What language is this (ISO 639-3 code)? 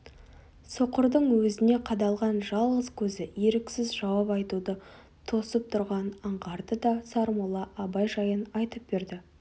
kaz